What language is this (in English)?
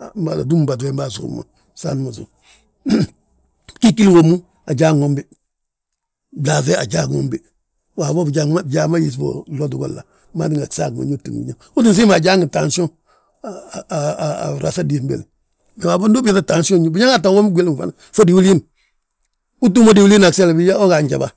Balanta-Ganja